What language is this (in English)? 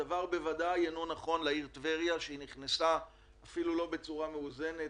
Hebrew